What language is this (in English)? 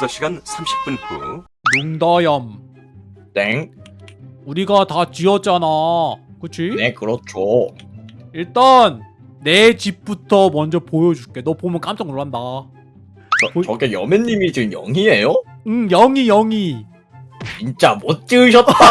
Korean